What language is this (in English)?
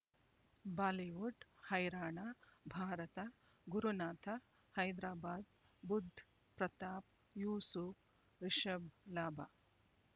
Kannada